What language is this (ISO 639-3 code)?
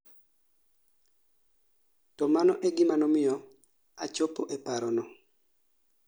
luo